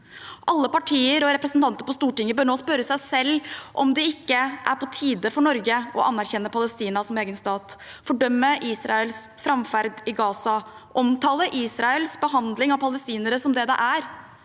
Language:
Norwegian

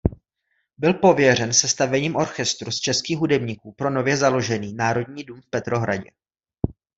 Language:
Czech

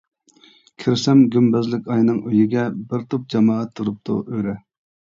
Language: Uyghur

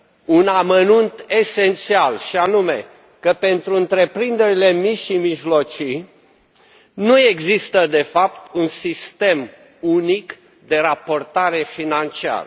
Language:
Romanian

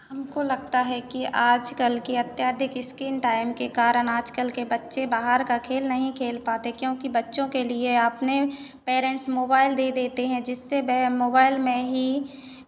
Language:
Hindi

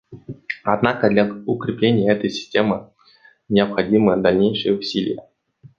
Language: Russian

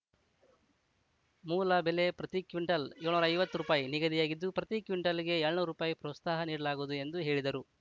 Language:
Kannada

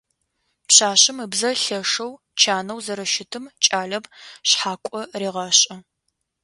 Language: Adyghe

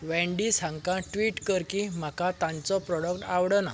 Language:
Konkani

